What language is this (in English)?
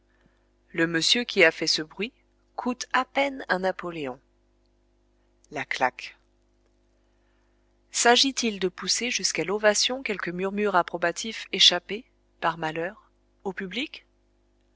French